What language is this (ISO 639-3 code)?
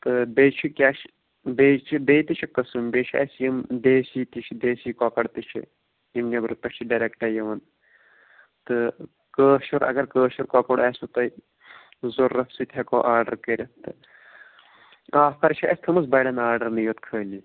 kas